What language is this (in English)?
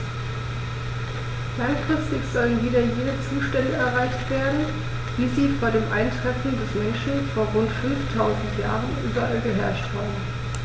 German